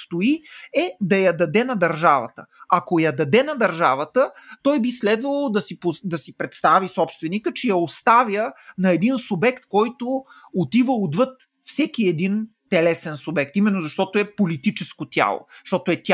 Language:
Bulgarian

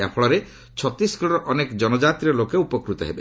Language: Odia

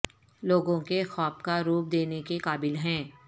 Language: Urdu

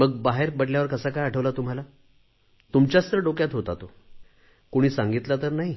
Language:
Marathi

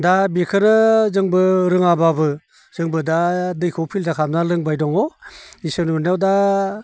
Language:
Bodo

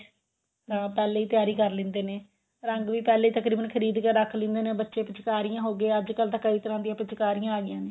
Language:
Punjabi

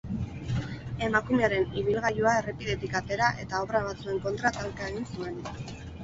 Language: Basque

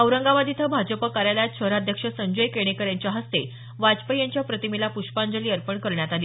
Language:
Marathi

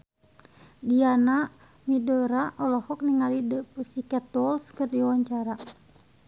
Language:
Sundanese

